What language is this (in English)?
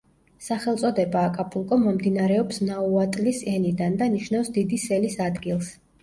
Georgian